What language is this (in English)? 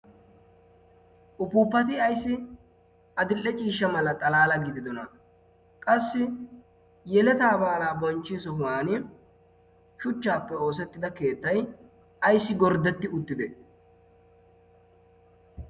Wolaytta